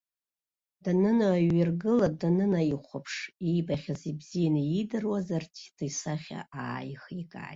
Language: Abkhazian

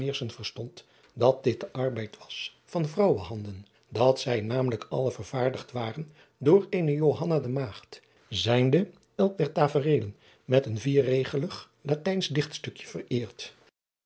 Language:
Dutch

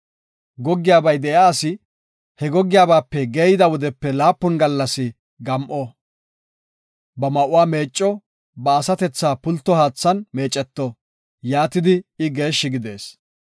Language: Gofa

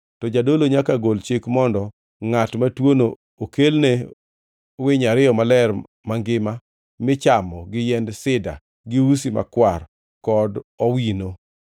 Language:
Luo (Kenya and Tanzania)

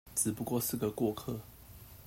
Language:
Chinese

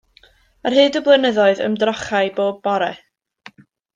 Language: Welsh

